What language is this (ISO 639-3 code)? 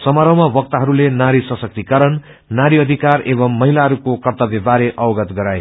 nep